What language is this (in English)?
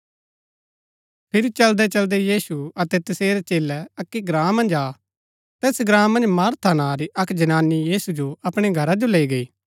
Gaddi